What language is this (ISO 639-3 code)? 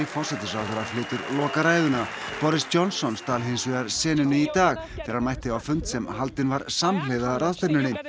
isl